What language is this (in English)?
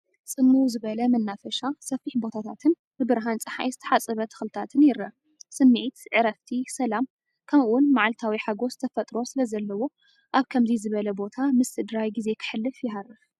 Tigrinya